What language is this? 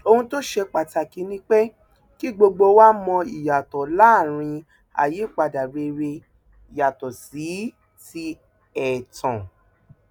Yoruba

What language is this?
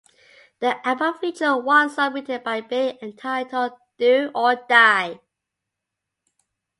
English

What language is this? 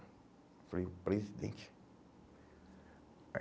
Portuguese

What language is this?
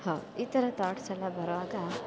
Kannada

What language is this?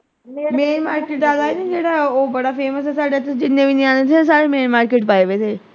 Punjabi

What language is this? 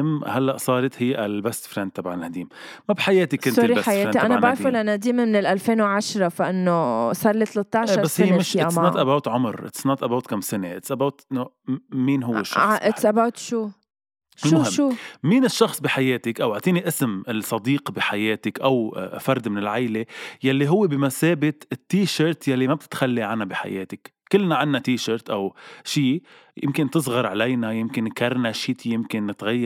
Arabic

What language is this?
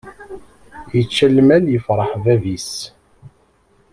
Kabyle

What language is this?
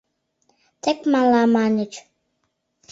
Mari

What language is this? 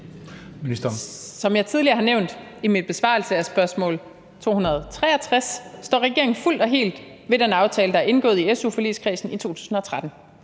Danish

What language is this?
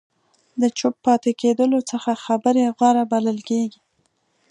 Pashto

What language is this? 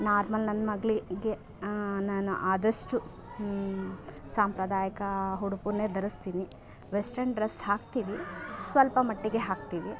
Kannada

